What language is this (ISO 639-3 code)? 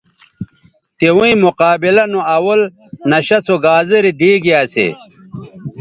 btv